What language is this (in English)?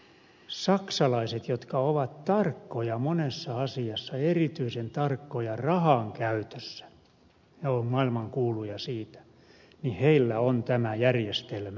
Finnish